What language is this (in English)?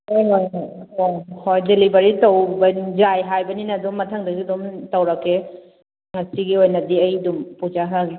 Manipuri